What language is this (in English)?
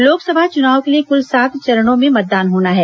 Hindi